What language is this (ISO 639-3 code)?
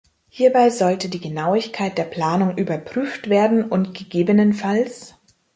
deu